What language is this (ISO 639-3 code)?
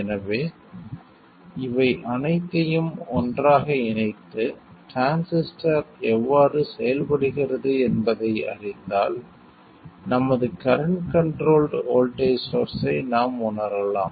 tam